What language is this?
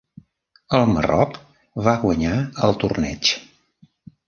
Catalan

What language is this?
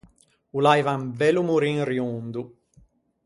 Ligurian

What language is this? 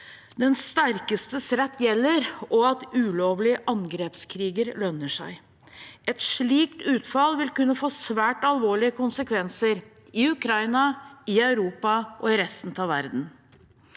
Norwegian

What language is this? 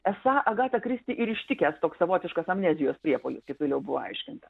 Lithuanian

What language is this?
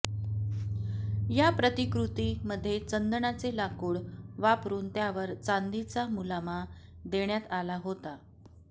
Marathi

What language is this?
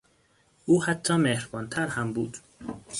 Persian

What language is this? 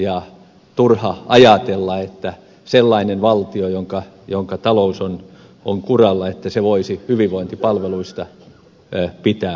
Finnish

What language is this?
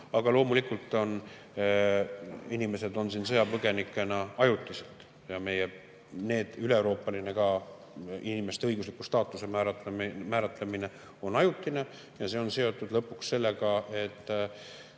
Estonian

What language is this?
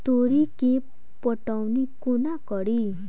Maithili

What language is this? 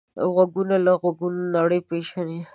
Pashto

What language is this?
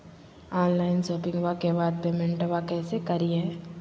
Magahi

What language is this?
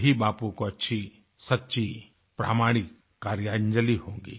Hindi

